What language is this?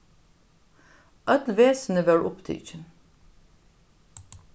Faroese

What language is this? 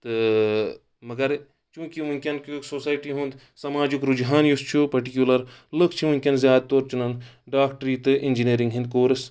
Kashmiri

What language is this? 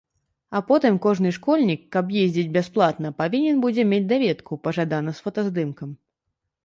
Belarusian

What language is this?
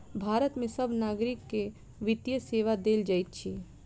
Maithili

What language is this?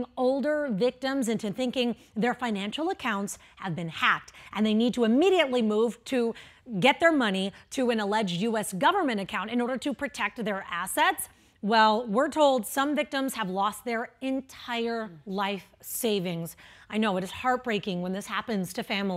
English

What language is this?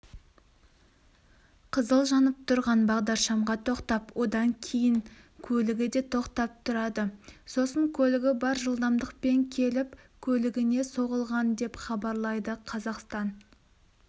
Kazakh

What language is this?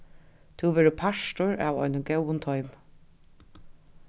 Faroese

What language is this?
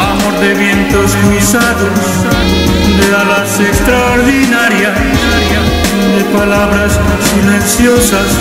Romanian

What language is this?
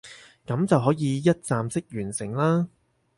Cantonese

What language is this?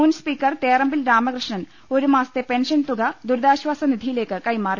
Malayalam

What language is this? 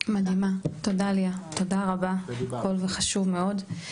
Hebrew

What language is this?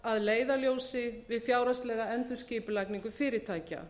Icelandic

